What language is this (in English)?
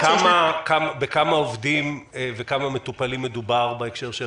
Hebrew